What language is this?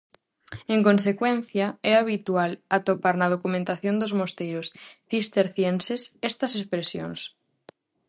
Galician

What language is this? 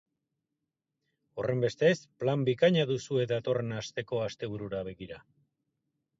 Basque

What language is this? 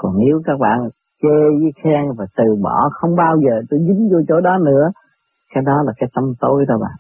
Vietnamese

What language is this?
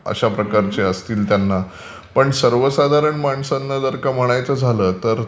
Marathi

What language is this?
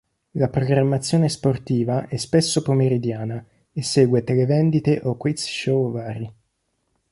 Italian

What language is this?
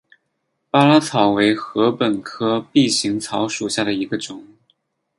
Chinese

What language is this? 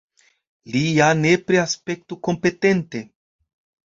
Esperanto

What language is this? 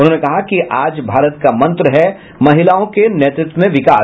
Hindi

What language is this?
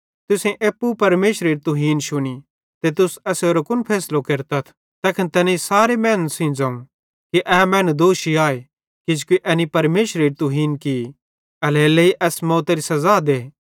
Bhadrawahi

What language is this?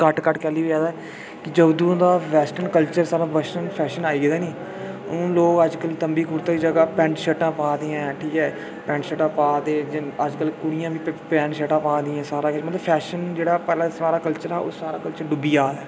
Dogri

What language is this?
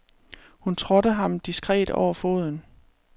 Danish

